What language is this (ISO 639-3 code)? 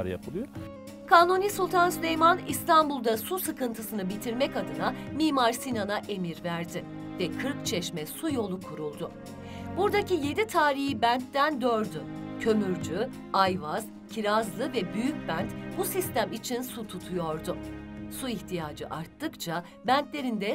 tur